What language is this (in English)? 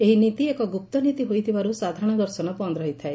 Odia